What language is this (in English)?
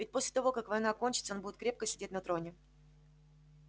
Russian